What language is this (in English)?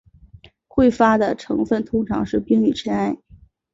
Chinese